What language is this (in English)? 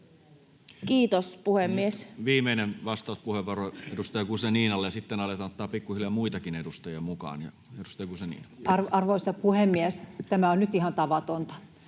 Finnish